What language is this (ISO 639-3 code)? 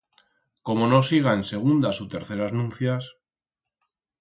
arg